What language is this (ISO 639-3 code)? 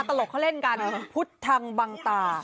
tha